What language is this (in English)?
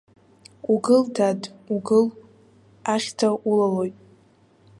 Abkhazian